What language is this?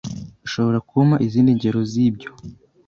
Kinyarwanda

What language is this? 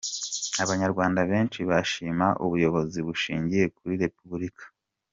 Kinyarwanda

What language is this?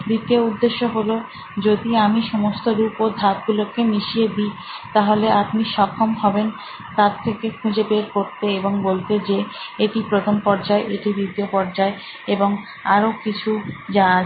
Bangla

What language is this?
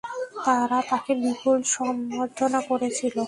Bangla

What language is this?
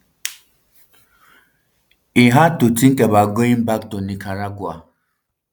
Nigerian Pidgin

